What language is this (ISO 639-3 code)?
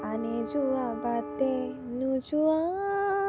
asm